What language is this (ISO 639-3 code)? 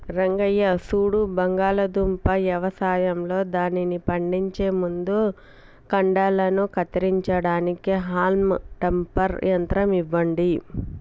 tel